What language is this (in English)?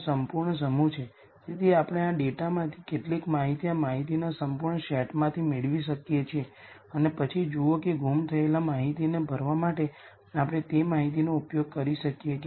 Gujarati